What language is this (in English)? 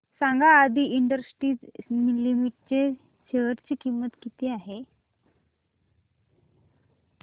Marathi